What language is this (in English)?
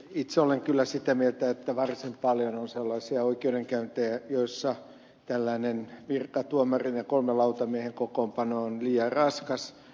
Finnish